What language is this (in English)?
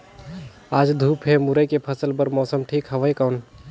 Chhattisgarhi